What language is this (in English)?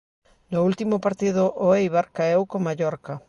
Galician